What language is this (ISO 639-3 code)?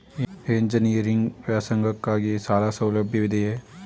kan